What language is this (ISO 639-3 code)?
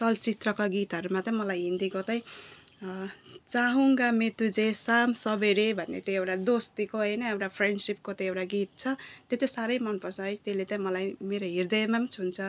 nep